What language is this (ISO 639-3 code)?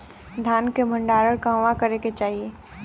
bho